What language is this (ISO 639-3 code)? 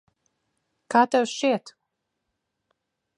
lav